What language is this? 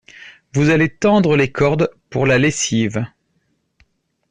French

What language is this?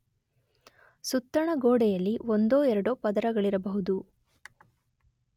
Kannada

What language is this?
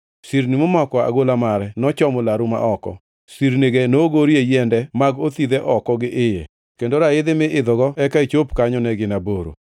Luo (Kenya and Tanzania)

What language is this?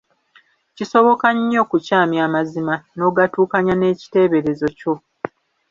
Ganda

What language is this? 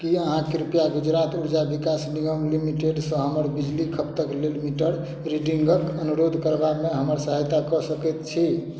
Maithili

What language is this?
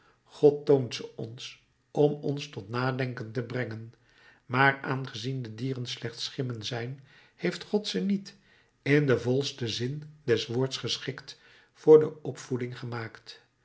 Dutch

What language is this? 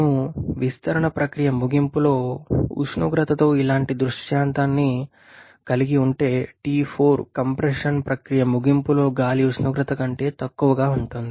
Telugu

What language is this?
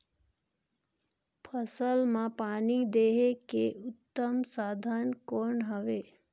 Chhattisgarhi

